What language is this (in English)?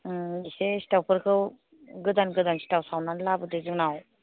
Bodo